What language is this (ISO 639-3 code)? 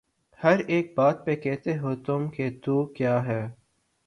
urd